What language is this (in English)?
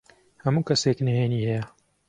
Central Kurdish